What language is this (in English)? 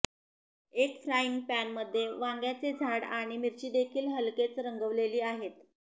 Marathi